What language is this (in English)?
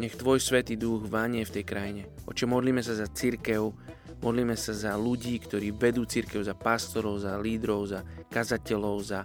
Slovak